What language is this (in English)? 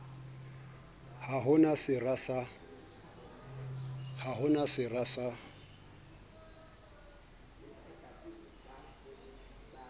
Southern Sotho